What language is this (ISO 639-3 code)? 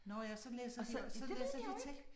dan